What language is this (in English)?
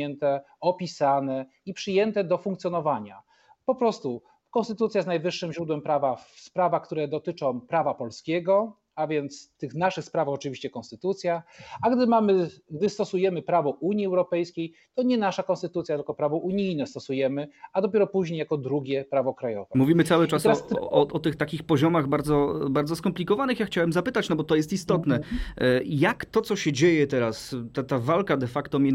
Polish